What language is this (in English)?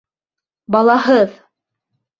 Bashkir